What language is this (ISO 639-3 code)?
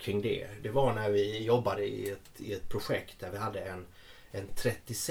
swe